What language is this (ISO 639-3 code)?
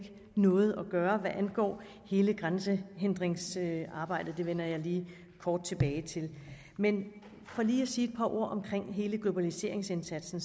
dan